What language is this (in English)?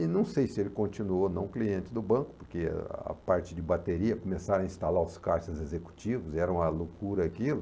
Portuguese